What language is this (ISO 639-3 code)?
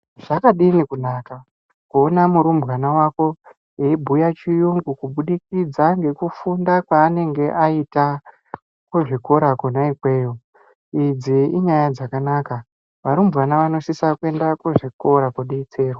ndc